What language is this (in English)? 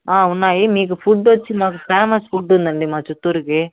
Telugu